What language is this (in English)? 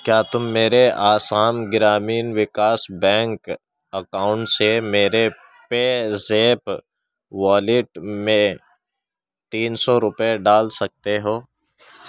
Urdu